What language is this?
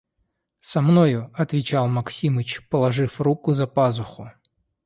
Russian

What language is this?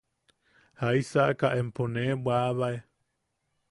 Yaqui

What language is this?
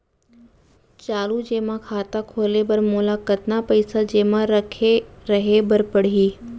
Chhattisgarhi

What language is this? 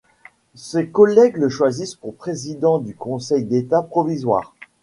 French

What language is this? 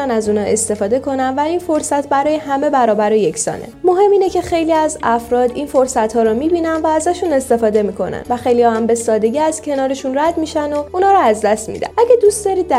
Persian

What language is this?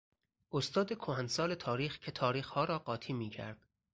Persian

